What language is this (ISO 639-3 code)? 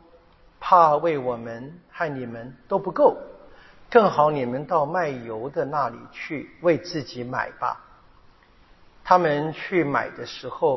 zho